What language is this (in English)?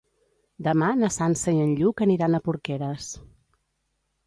Catalan